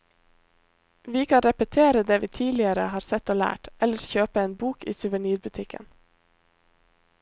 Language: Norwegian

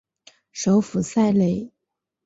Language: Chinese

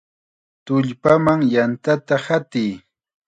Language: Chiquián Ancash Quechua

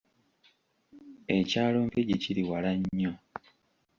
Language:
Ganda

